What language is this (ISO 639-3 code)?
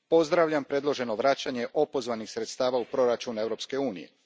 hrv